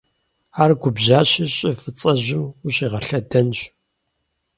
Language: Kabardian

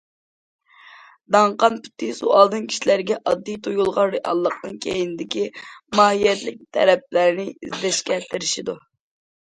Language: Uyghur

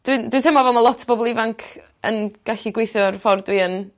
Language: Welsh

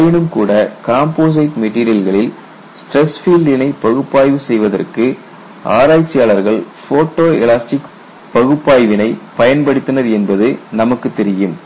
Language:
Tamil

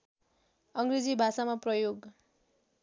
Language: Nepali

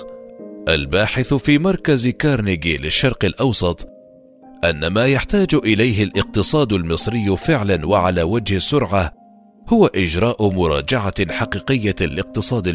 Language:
Arabic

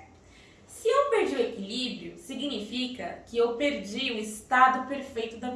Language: Portuguese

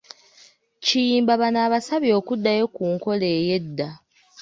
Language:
Ganda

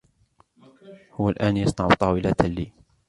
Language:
Arabic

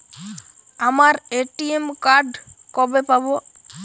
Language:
Bangla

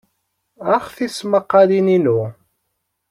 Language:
Kabyle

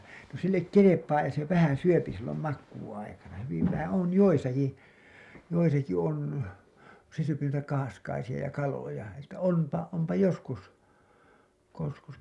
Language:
Finnish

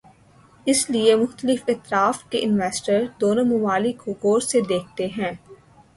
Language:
Urdu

